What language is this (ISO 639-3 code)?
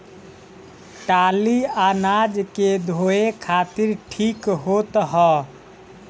bho